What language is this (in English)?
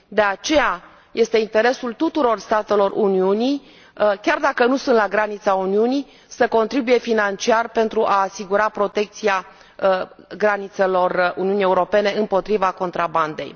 Romanian